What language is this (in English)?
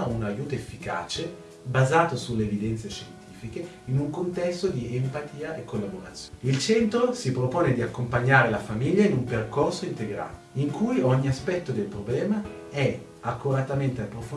Italian